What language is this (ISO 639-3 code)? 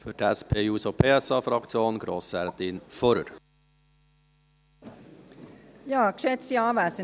gsw